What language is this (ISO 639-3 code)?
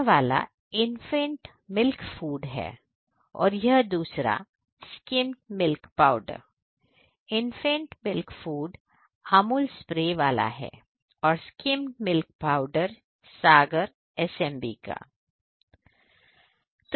hin